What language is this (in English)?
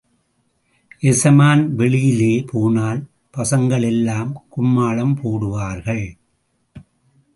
Tamil